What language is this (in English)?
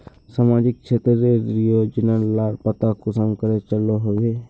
Magahi